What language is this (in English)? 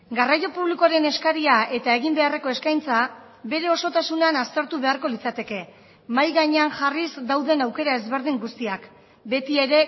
Basque